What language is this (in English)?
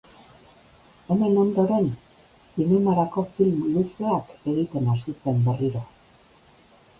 Basque